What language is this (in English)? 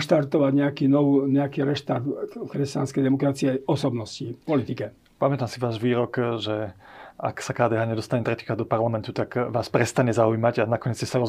Slovak